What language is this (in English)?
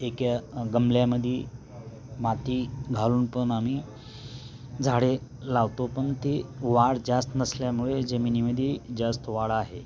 Marathi